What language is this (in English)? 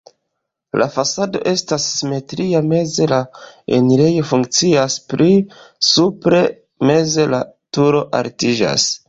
Esperanto